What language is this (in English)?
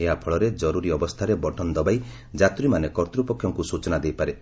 Odia